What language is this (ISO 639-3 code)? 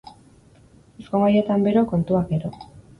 eus